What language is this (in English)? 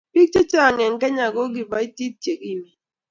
Kalenjin